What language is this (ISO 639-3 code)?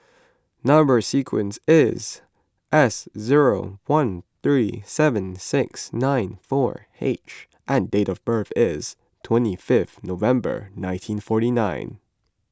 eng